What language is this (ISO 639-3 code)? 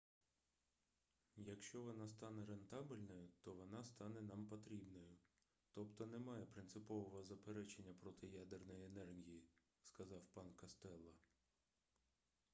ukr